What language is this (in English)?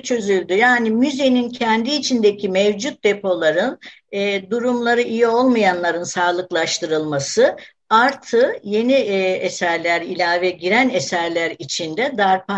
Turkish